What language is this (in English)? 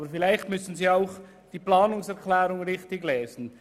Swiss German